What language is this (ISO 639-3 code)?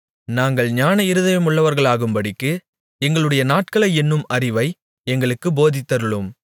tam